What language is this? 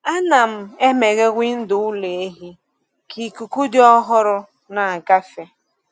Igbo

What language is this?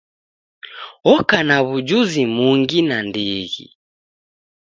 Taita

